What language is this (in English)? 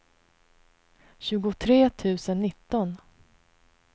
Swedish